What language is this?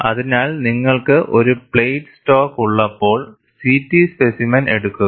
Malayalam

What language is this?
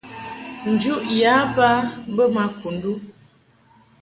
Mungaka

